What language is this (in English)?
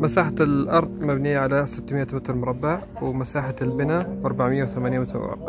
Arabic